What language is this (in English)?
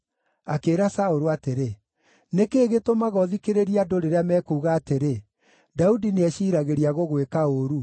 Kikuyu